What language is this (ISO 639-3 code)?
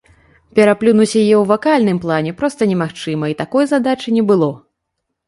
bel